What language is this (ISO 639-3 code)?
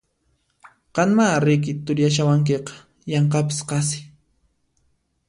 qxp